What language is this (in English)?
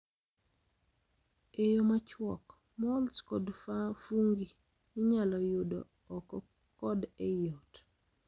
Luo (Kenya and Tanzania)